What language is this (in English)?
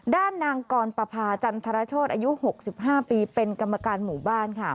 Thai